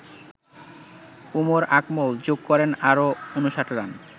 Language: Bangla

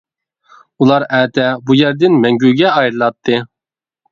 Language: Uyghur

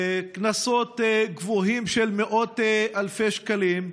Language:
Hebrew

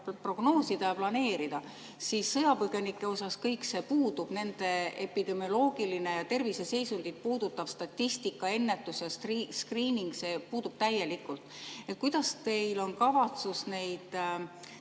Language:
Estonian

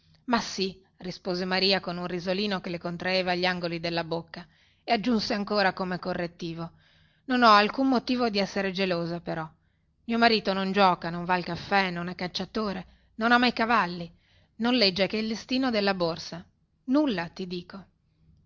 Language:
Italian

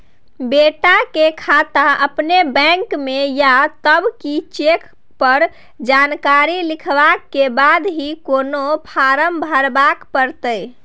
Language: Maithili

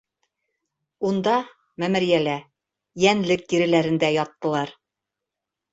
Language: Bashkir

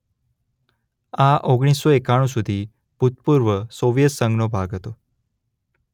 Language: Gujarati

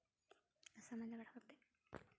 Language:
Santali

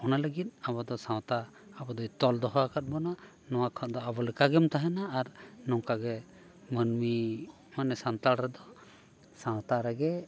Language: Santali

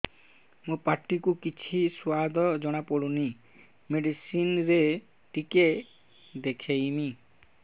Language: Odia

